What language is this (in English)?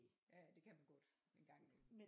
Danish